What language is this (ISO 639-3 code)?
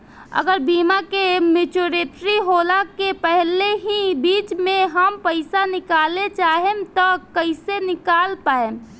bho